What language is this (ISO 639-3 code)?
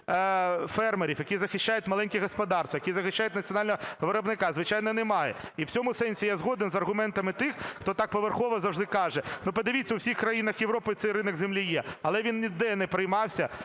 ukr